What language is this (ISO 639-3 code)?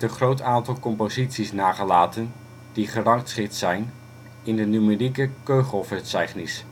nld